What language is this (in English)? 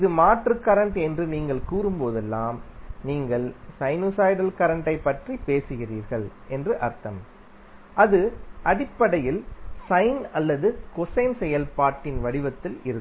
Tamil